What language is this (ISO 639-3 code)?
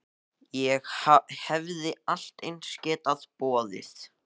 isl